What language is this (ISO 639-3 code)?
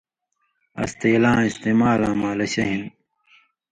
mvy